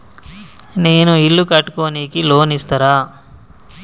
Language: Telugu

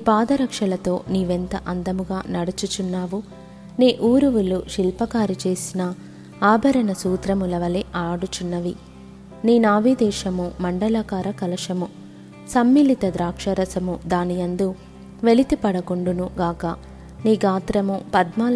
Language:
Telugu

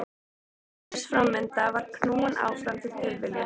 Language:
Icelandic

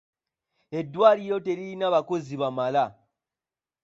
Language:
Ganda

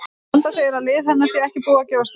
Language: Icelandic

